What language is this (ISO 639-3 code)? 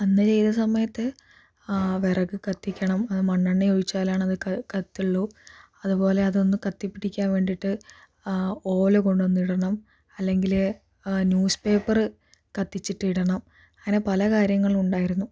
mal